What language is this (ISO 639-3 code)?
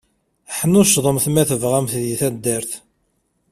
kab